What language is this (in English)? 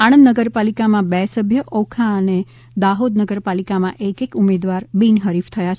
Gujarati